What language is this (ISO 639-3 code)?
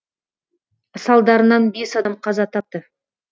kaz